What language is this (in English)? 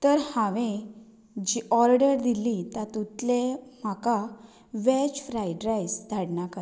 Konkani